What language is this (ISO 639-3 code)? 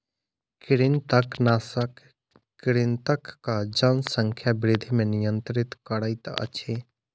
mai